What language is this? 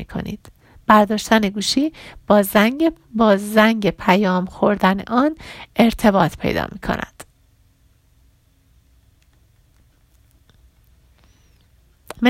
Persian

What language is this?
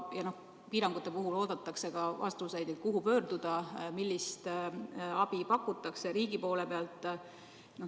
Estonian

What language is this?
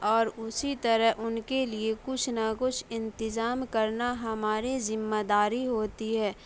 Urdu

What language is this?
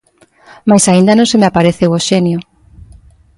Galician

